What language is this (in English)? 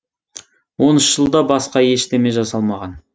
Kazakh